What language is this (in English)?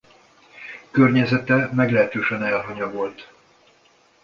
Hungarian